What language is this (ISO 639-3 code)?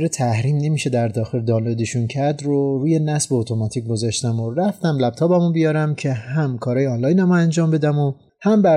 fas